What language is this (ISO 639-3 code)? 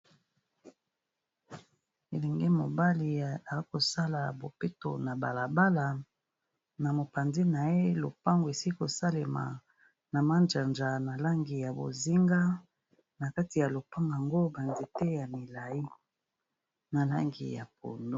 lin